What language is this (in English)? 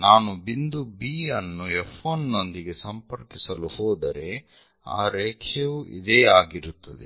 Kannada